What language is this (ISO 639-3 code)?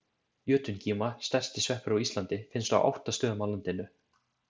isl